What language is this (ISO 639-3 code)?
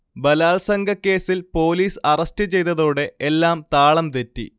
mal